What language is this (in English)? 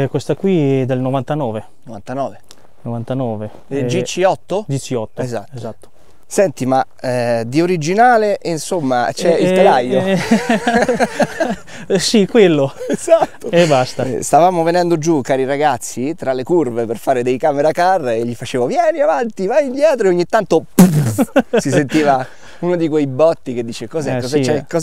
Italian